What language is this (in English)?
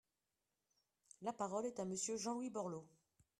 French